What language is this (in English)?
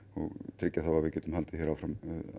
Icelandic